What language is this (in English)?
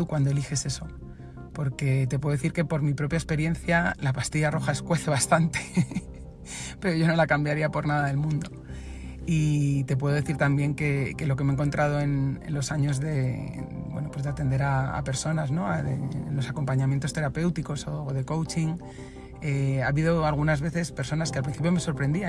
Spanish